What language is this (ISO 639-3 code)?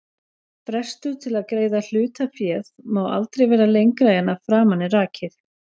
isl